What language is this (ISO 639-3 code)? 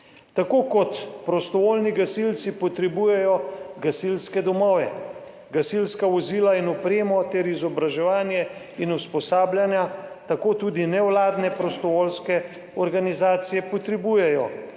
slv